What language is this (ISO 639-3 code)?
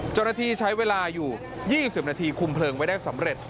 tha